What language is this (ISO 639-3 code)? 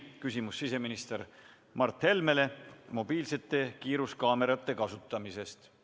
est